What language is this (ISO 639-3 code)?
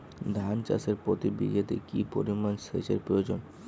ben